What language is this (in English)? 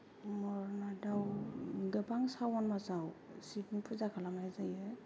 Bodo